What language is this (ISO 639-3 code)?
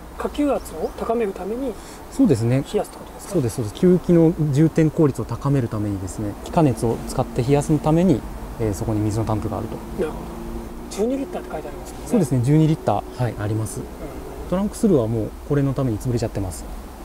jpn